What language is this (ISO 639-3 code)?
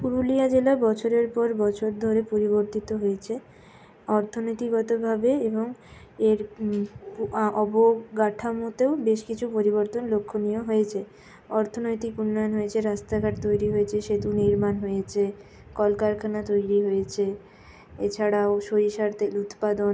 ben